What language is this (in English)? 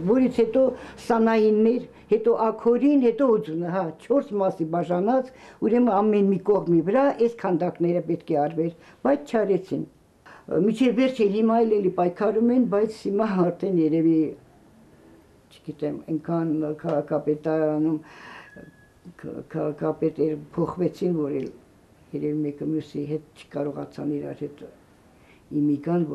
Russian